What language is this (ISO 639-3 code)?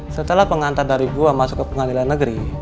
ind